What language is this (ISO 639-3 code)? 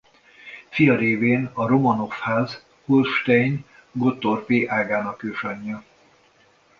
hun